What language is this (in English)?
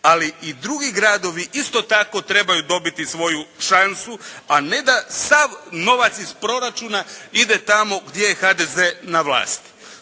Croatian